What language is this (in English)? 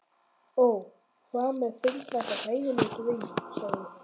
Icelandic